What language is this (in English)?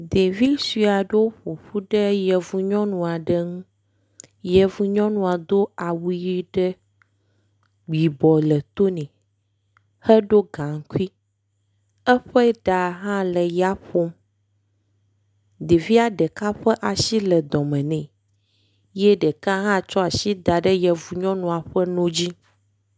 Ewe